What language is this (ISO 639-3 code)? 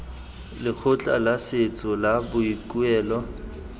tsn